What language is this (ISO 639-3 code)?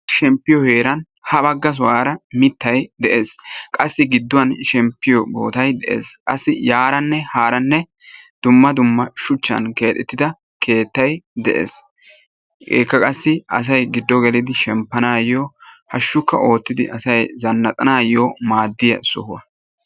wal